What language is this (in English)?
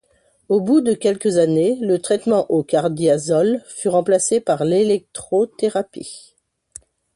French